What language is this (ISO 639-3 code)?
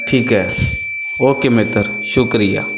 pan